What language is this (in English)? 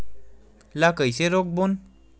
Chhattisgarhi